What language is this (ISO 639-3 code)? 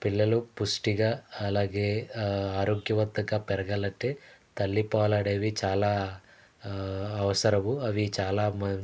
tel